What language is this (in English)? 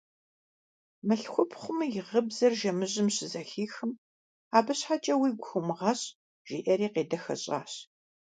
Kabardian